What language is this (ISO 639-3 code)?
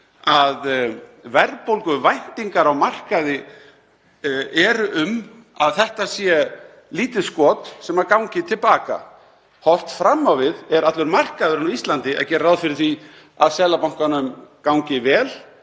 isl